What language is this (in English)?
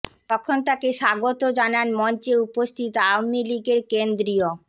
Bangla